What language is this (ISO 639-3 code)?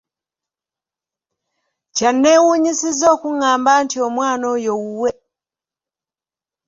lug